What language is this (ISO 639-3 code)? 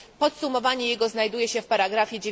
pol